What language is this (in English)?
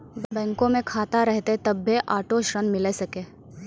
Maithili